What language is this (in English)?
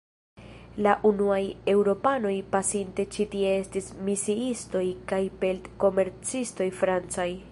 Esperanto